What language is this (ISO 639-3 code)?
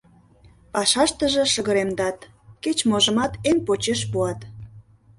chm